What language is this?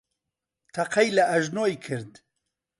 Central Kurdish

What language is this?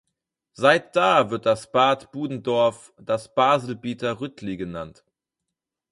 German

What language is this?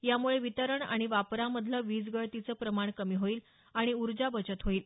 Marathi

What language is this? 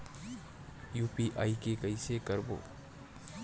Chhattisgarhi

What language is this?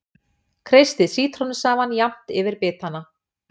Icelandic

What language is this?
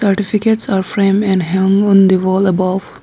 English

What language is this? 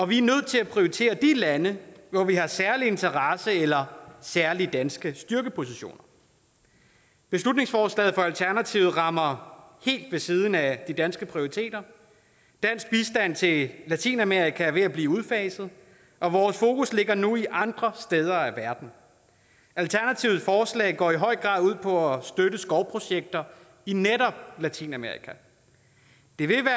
Danish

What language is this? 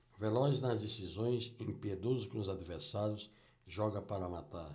Portuguese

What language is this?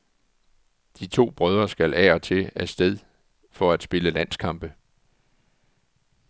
Danish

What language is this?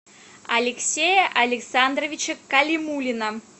Russian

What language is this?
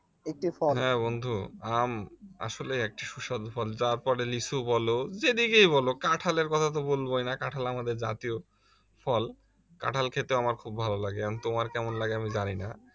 Bangla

